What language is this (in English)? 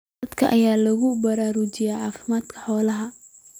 Somali